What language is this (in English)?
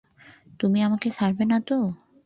Bangla